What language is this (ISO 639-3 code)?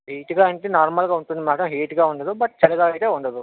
tel